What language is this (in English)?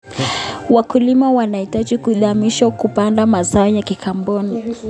Kalenjin